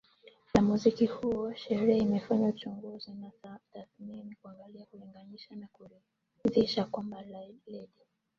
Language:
Swahili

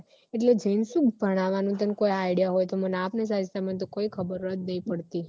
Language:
Gujarati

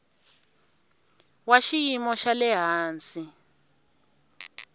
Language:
Tsonga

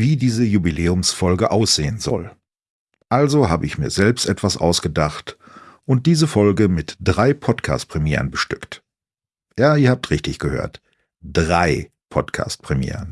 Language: German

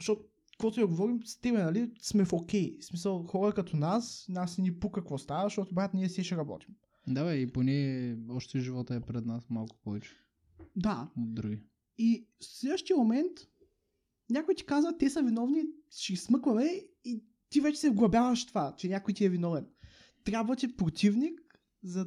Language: Bulgarian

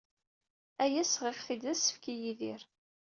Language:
Kabyle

